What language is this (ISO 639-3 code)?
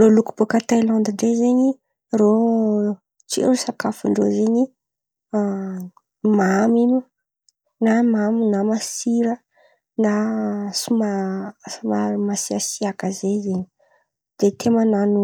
xmv